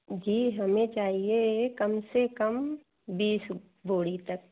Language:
Hindi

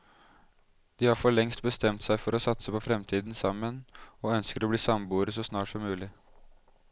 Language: Norwegian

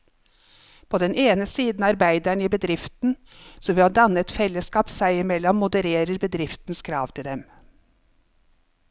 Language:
Norwegian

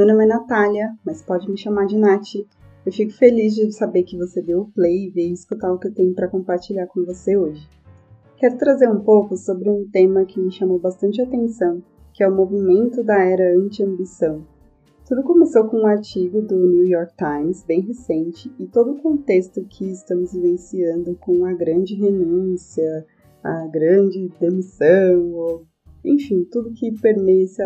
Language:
Portuguese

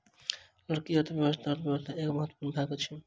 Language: Maithili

